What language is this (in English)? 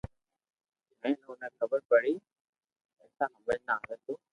Loarki